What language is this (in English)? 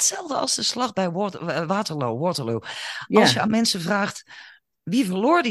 Dutch